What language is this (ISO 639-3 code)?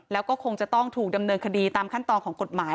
tha